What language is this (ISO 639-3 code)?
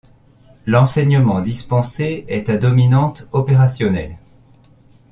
fra